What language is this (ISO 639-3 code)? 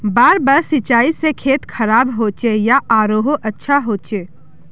mag